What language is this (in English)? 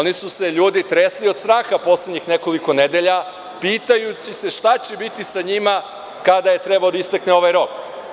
Serbian